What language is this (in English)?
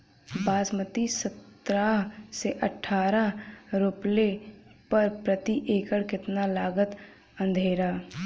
Bhojpuri